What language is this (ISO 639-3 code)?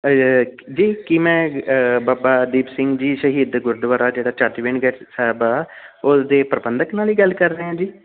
pan